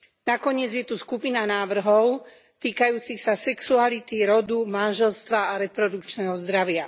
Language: Slovak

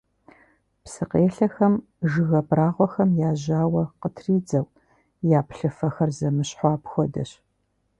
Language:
Kabardian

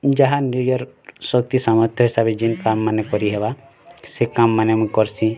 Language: Odia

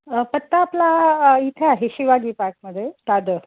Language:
Marathi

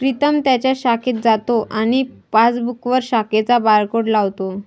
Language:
Marathi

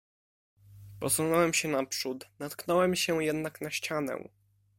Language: Polish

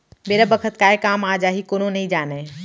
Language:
Chhattisgarhi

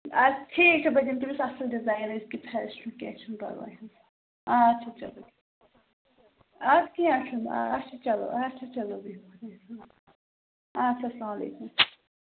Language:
Kashmiri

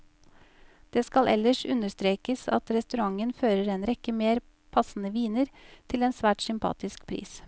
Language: Norwegian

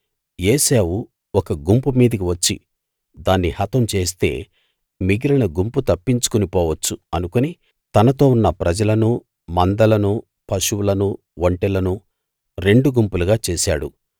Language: Telugu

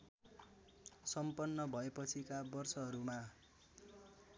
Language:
Nepali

